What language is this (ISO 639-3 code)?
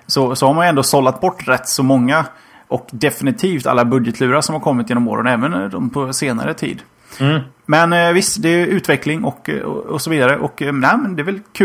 swe